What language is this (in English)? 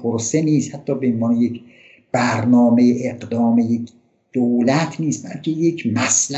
Persian